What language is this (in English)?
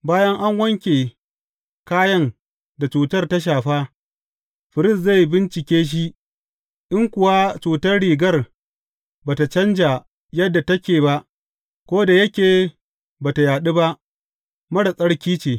Hausa